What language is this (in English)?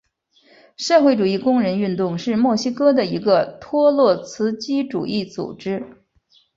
Chinese